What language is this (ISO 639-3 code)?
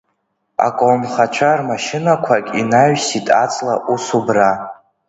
abk